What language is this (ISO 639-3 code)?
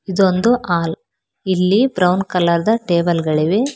kan